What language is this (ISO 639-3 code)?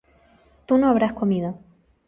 spa